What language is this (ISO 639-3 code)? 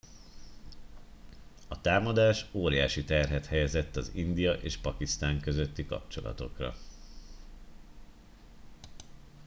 hun